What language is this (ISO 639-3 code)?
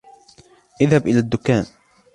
ara